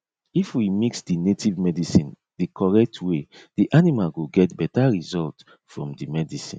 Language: Nigerian Pidgin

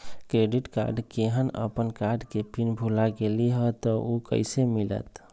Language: Magahi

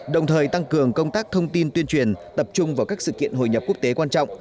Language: Vietnamese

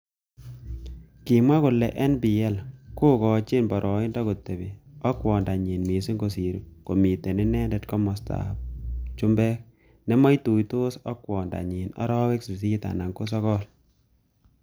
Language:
Kalenjin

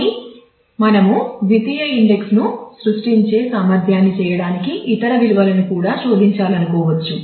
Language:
Telugu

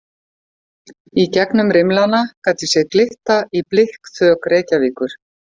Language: Icelandic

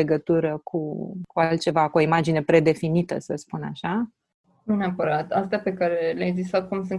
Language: Romanian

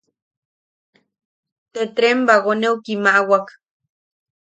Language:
Yaqui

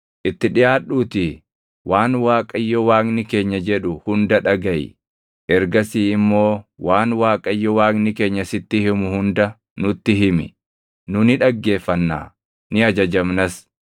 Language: Oromo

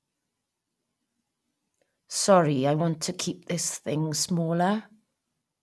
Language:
English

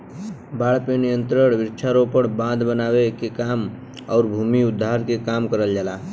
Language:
Bhojpuri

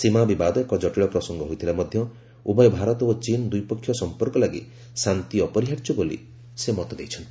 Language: Odia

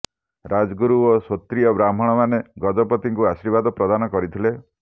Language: Odia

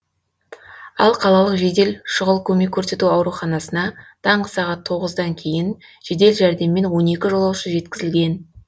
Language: Kazakh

